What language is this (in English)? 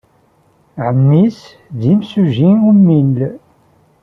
Kabyle